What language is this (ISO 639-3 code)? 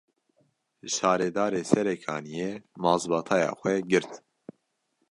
kur